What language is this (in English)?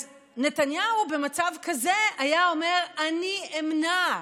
Hebrew